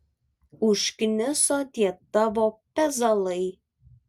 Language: Lithuanian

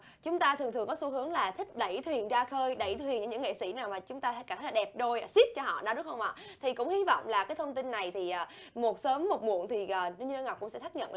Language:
Vietnamese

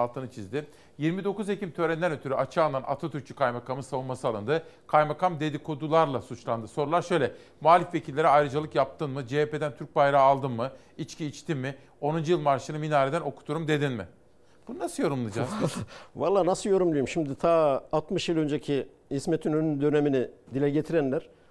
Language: Turkish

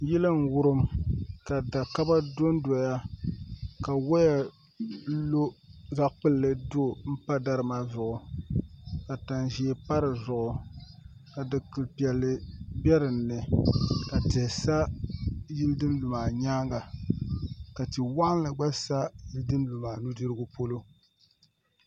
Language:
Dagbani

